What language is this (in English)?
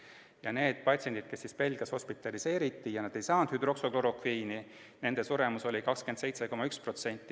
Estonian